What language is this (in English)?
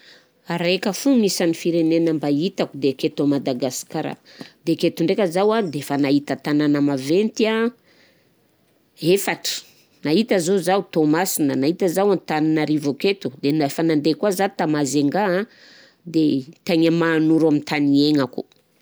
Southern Betsimisaraka Malagasy